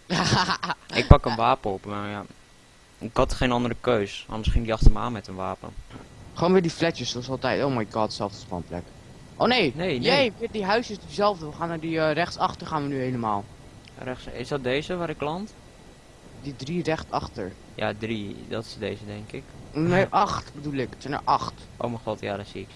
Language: Dutch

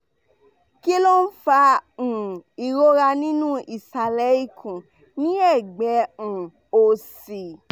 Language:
Yoruba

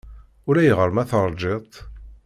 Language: Kabyle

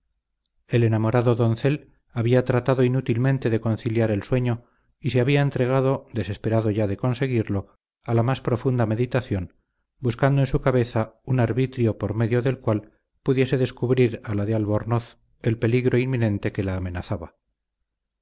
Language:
Spanish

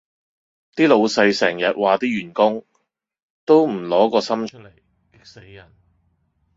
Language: Cantonese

